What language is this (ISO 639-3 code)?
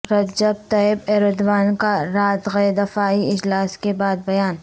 urd